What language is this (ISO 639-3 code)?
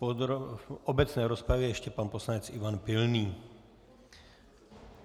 ces